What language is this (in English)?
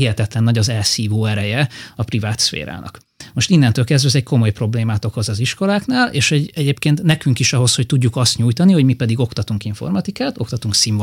Hungarian